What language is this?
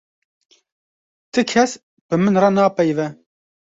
Kurdish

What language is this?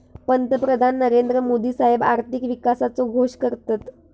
Marathi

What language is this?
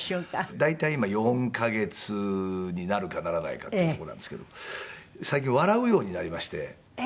Japanese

